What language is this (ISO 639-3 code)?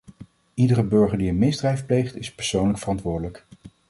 nld